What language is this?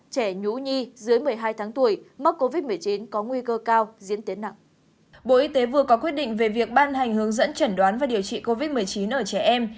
Vietnamese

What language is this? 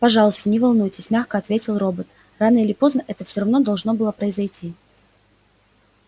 Russian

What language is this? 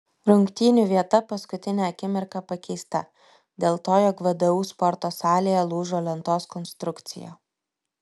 Lithuanian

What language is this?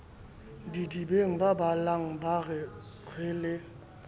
Southern Sotho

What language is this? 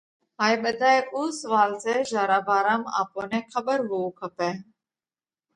Parkari Koli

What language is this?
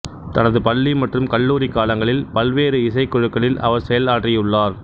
Tamil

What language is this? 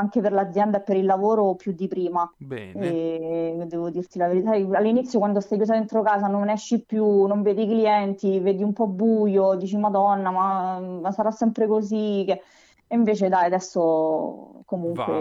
Italian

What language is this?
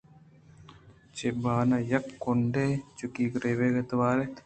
Eastern Balochi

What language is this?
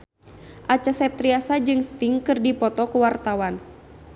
Sundanese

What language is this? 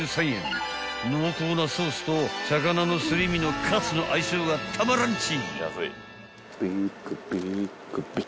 Japanese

